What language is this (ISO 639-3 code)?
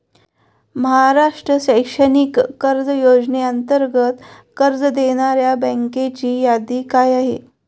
mar